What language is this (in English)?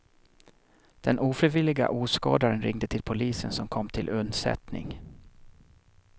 Swedish